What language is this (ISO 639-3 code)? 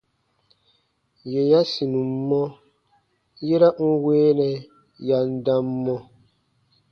bba